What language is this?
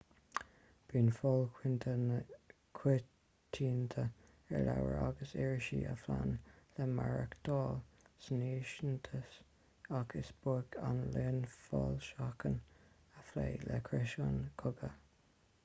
Irish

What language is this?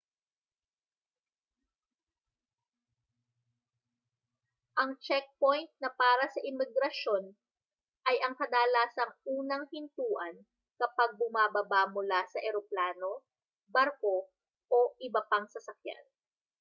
Filipino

